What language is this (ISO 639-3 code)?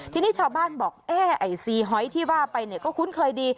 tha